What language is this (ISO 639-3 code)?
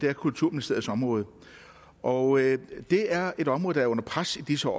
dan